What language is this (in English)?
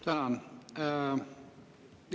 Estonian